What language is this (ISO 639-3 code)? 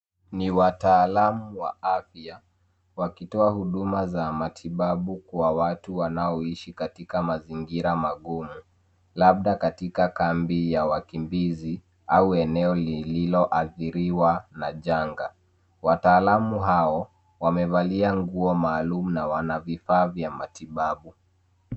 swa